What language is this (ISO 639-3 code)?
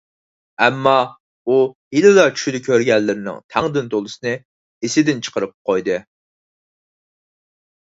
uig